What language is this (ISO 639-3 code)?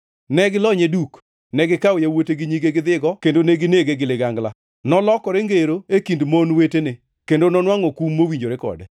luo